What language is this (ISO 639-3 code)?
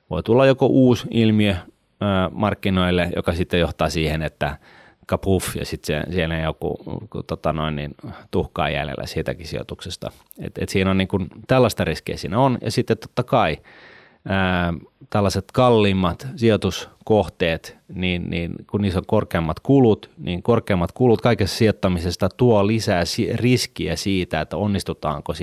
fin